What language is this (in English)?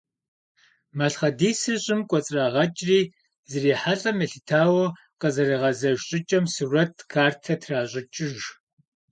Kabardian